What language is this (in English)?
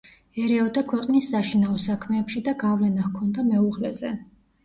Georgian